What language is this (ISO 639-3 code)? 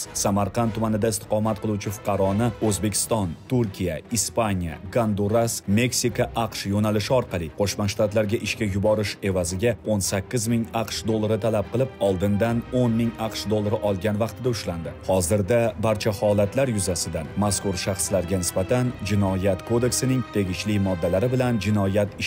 tur